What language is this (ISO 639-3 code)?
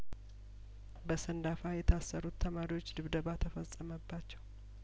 amh